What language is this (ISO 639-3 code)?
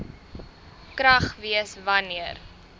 afr